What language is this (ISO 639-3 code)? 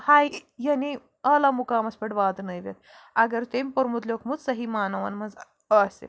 kas